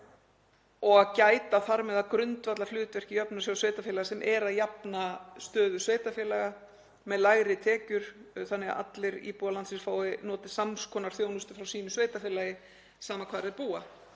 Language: Icelandic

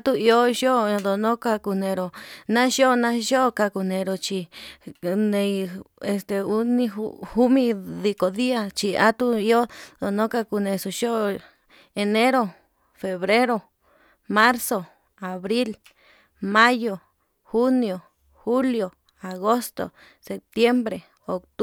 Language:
Yutanduchi Mixtec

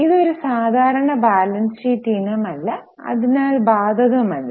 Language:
Malayalam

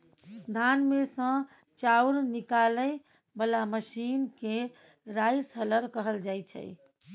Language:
Maithili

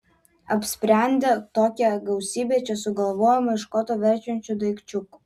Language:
Lithuanian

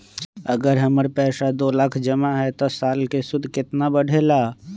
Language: Magahi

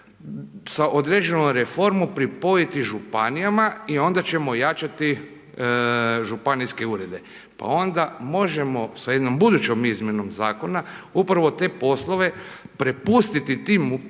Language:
Croatian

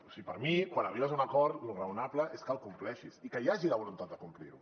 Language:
Catalan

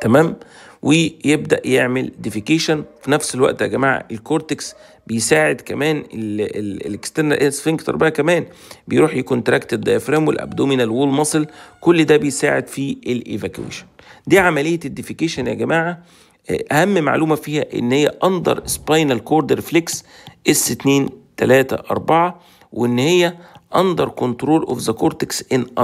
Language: Arabic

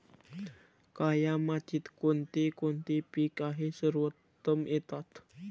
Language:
Marathi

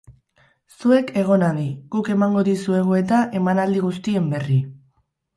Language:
Basque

